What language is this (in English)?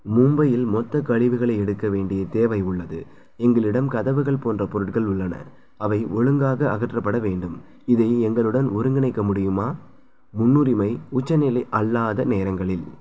Tamil